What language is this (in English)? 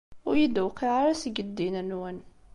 Kabyle